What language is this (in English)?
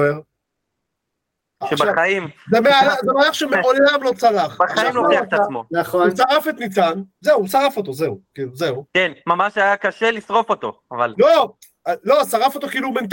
Hebrew